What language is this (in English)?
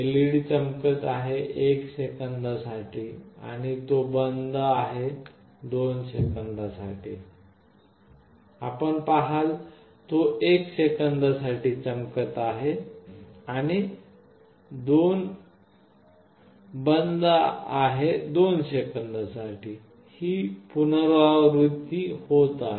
Marathi